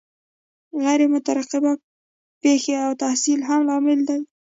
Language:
Pashto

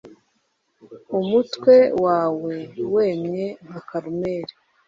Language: Kinyarwanda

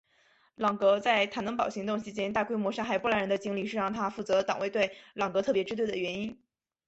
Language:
Chinese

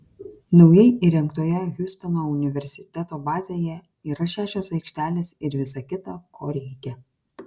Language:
Lithuanian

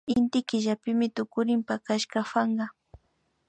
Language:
Imbabura Highland Quichua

